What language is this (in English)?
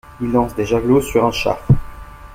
French